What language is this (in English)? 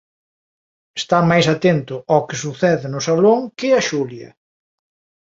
Galician